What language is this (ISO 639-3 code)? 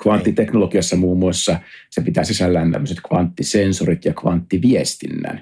fin